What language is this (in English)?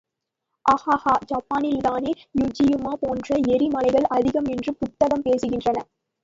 Tamil